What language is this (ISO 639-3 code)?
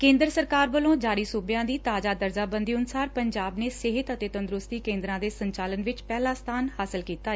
pan